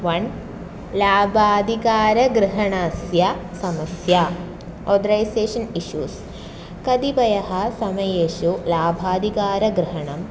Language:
Sanskrit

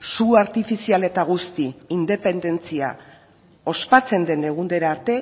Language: Basque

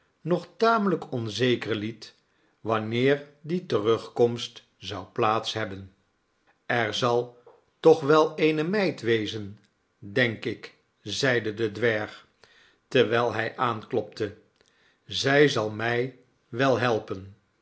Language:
Dutch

